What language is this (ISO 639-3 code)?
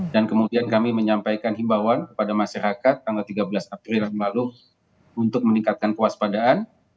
ind